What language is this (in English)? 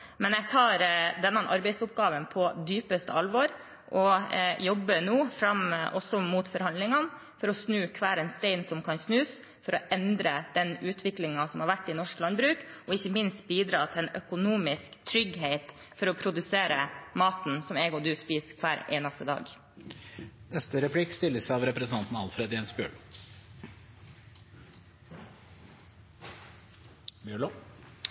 Norwegian